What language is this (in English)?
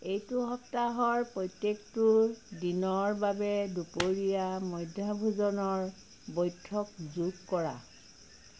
Assamese